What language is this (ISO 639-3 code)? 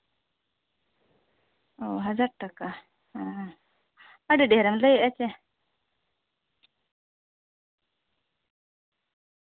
sat